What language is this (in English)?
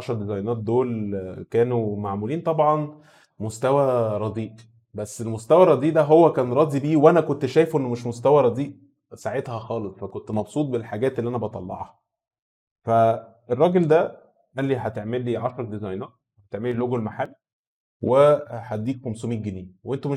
Arabic